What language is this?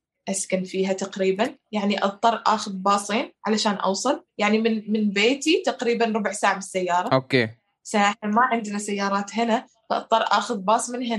Arabic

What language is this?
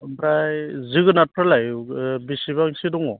Bodo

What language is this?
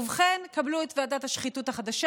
Hebrew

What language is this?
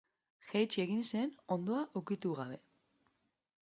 Basque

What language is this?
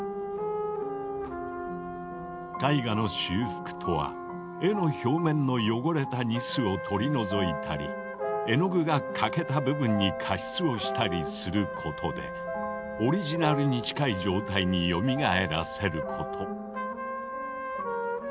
Japanese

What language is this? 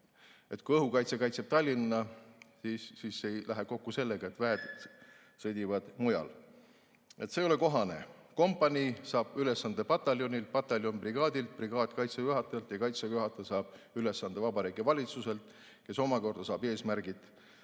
Estonian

